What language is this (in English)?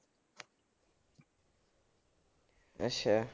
Punjabi